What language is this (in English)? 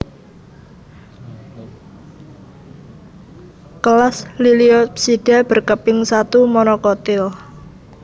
Javanese